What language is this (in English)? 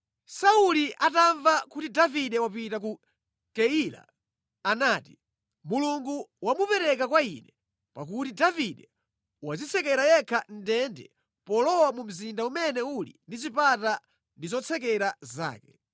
Nyanja